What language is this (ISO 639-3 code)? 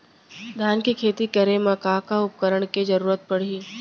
hne